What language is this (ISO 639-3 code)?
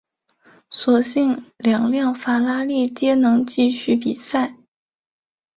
zho